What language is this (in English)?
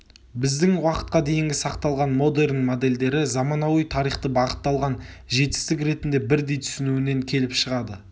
Kazakh